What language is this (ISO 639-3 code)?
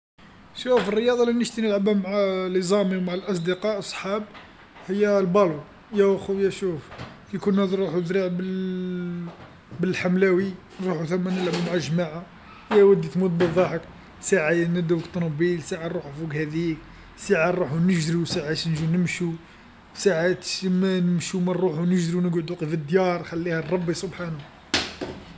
arq